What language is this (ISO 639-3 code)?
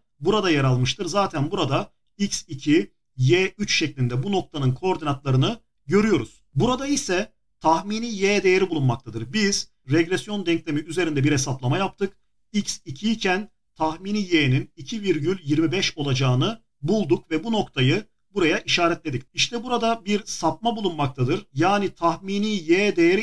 tur